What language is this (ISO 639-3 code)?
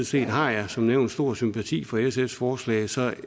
dan